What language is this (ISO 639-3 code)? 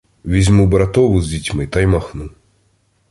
ukr